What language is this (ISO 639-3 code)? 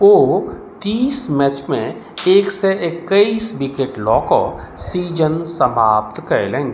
mai